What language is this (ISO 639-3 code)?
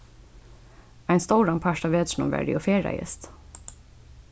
fao